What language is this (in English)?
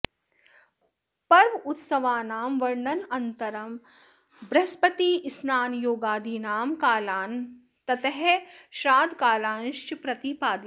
Sanskrit